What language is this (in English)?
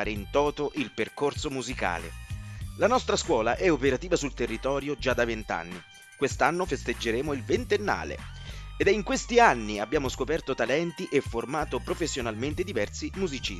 Italian